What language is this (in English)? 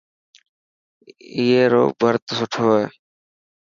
Dhatki